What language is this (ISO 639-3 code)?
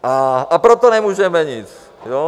ces